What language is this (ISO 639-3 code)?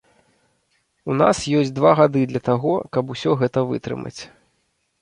bel